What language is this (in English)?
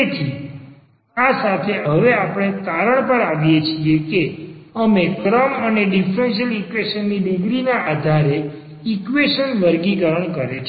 Gujarati